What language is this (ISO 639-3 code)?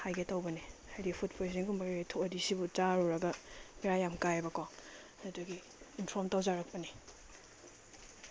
mni